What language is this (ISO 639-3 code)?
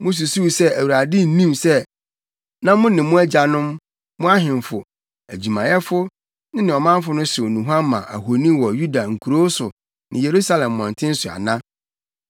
aka